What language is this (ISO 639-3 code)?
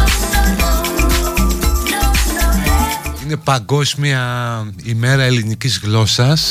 ell